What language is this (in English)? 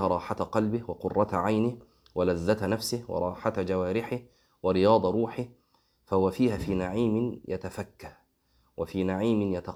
Arabic